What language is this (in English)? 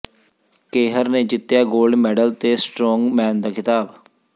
Punjabi